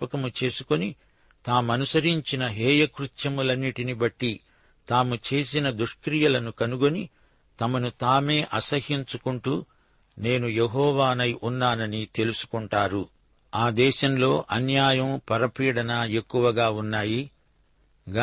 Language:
Telugu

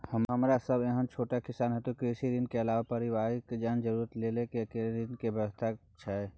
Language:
Maithili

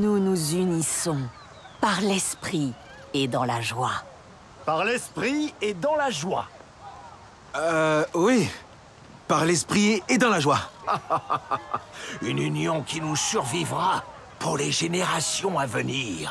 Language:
French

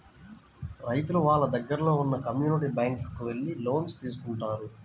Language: Telugu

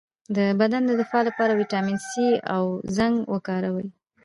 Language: Pashto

